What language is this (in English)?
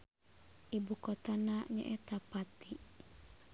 Sundanese